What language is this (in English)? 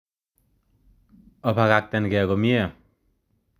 Kalenjin